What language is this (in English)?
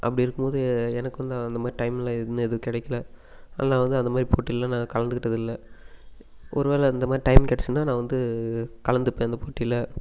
Tamil